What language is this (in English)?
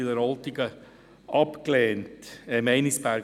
Swiss German